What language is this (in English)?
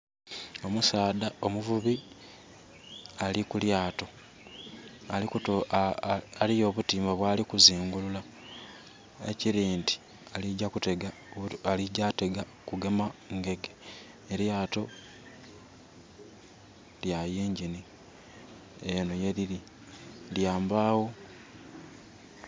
Soga